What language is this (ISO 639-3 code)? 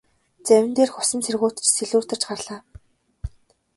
mon